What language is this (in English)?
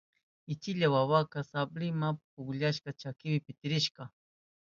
Southern Pastaza Quechua